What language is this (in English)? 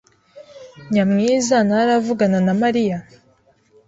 Kinyarwanda